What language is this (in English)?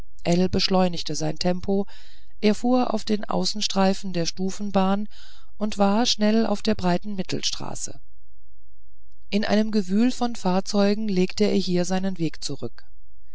German